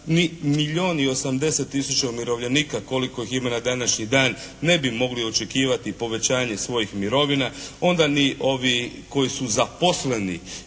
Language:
Croatian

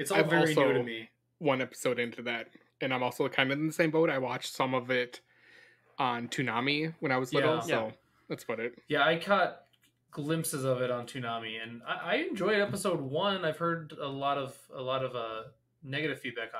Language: English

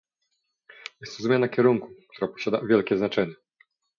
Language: Polish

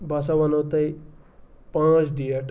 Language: Kashmiri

